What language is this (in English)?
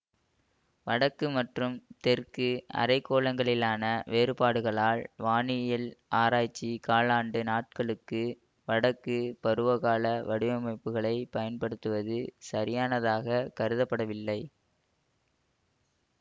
Tamil